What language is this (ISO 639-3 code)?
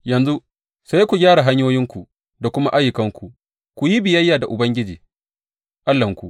hau